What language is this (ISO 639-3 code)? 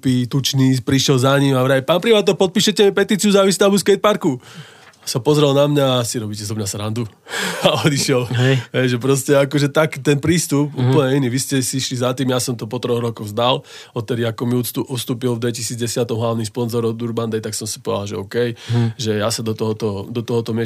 slk